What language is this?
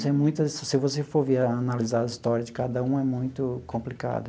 Portuguese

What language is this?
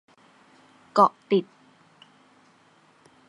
Thai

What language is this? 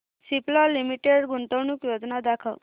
Marathi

